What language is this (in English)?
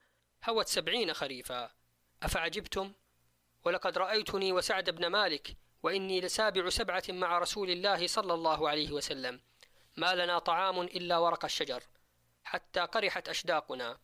Arabic